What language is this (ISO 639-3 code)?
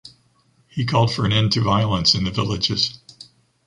eng